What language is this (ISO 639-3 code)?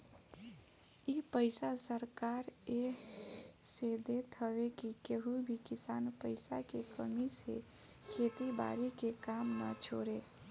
bho